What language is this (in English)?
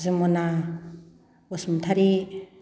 Bodo